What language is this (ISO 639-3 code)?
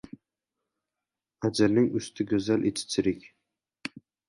uzb